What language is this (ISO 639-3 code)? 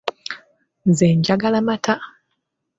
lug